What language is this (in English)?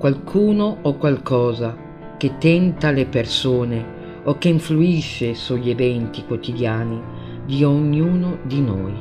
Italian